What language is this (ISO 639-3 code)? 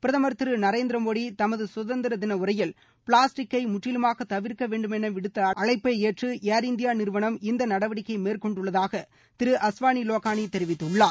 tam